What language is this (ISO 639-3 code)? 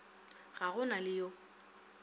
nso